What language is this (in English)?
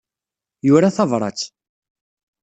Kabyle